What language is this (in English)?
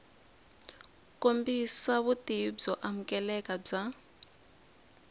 Tsonga